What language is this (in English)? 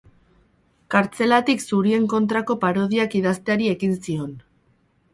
Basque